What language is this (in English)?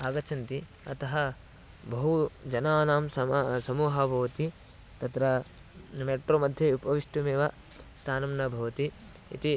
Sanskrit